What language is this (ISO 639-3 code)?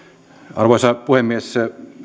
fin